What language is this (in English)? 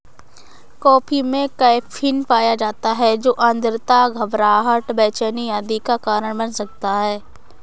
Hindi